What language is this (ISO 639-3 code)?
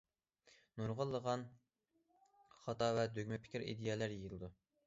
uig